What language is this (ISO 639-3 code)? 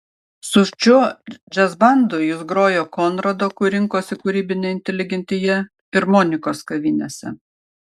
lit